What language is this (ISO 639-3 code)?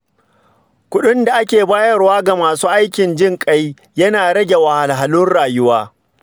hau